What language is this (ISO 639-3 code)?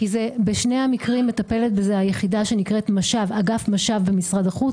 heb